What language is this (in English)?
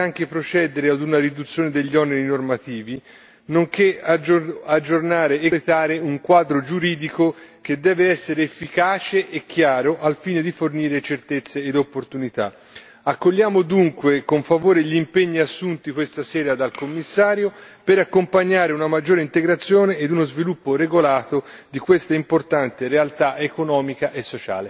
Italian